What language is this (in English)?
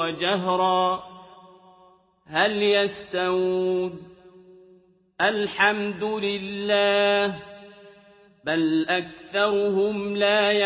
Arabic